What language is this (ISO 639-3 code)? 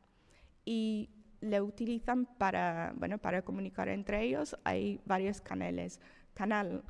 spa